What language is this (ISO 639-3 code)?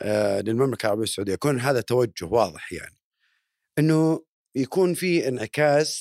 ara